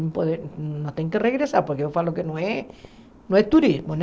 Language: Portuguese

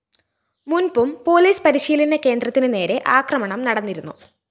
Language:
Malayalam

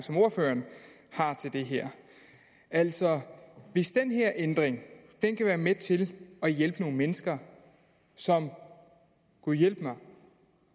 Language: Danish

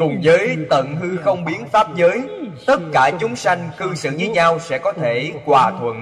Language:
Vietnamese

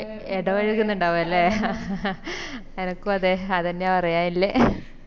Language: Malayalam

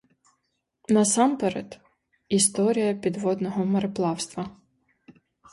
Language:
Ukrainian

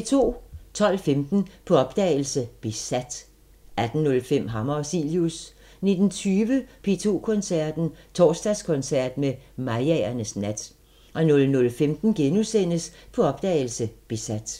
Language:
Danish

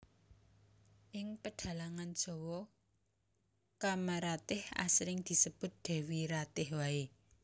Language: Javanese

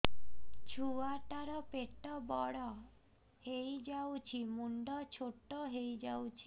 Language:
Odia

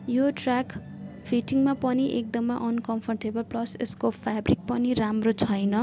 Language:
Nepali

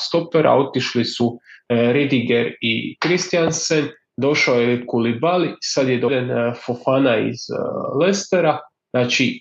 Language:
Croatian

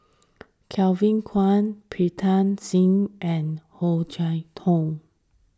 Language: English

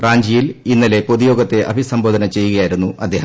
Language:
Malayalam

